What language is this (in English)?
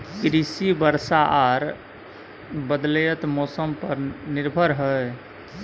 Maithili